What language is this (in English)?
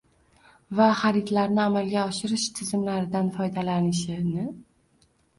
Uzbek